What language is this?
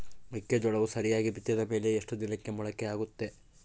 Kannada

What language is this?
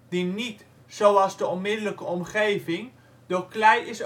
Dutch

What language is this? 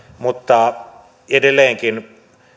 Finnish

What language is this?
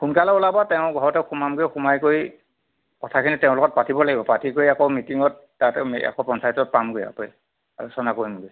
Assamese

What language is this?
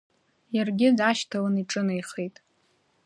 Abkhazian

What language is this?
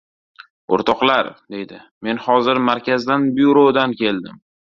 Uzbek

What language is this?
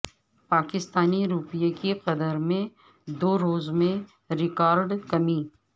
Urdu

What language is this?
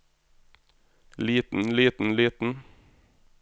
Norwegian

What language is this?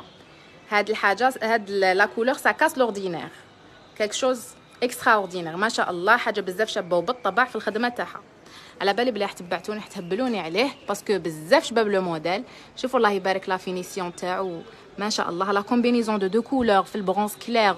Arabic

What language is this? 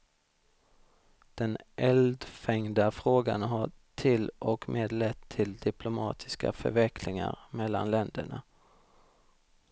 Swedish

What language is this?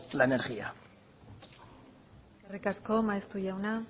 Basque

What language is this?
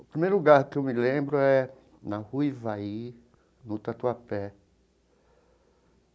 Portuguese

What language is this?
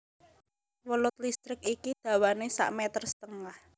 Javanese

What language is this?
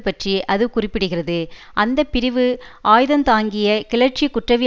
Tamil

